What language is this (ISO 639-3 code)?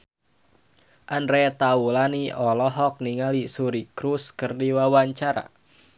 sun